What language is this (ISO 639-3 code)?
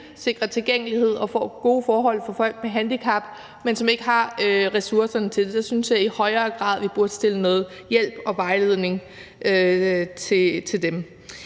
dan